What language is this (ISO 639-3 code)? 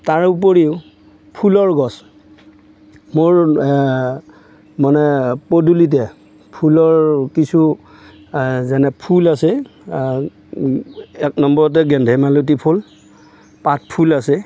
asm